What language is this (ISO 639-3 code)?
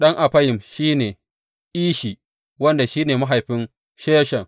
hau